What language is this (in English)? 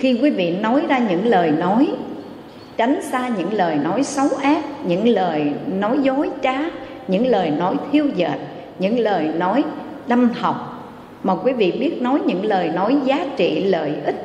Vietnamese